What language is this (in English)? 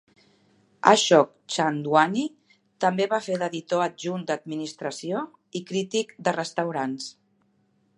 Catalan